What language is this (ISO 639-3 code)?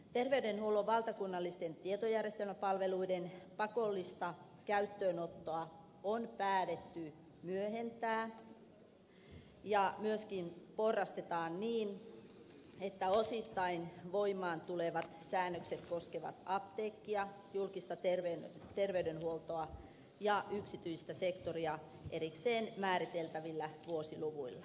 fin